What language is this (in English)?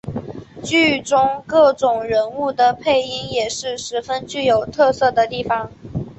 Chinese